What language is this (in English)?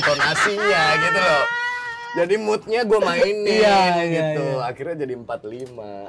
Indonesian